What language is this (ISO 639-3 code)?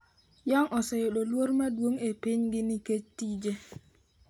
luo